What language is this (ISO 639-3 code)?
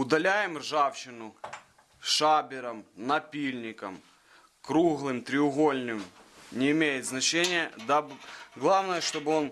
rus